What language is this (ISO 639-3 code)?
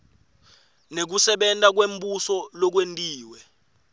ssw